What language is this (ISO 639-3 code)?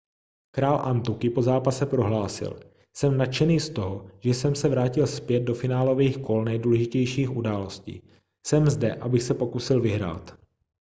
ces